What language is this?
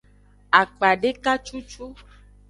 Aja (Benin)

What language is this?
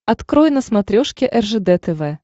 Russian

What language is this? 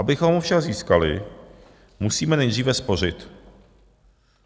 Czech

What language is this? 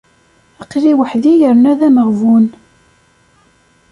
Kabyle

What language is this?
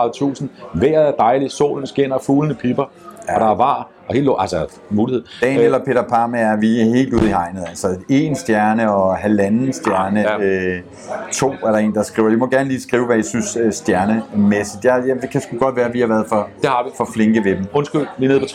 Danish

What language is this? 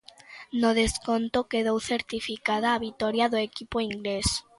Galician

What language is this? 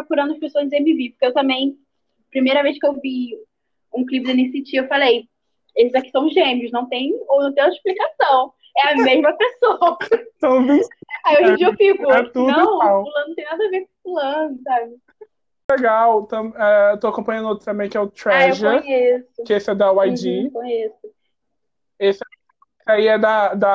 Portuguese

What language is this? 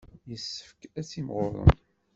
Kabyle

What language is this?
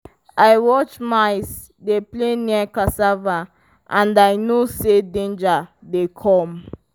Nigerian Pidgin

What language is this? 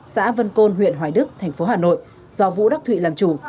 Vietnamese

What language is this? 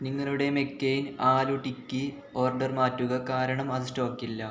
Malayalam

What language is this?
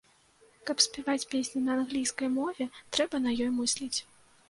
Belarusian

